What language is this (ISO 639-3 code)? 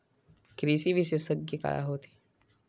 hne